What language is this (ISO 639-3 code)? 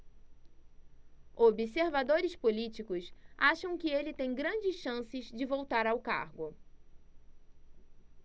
por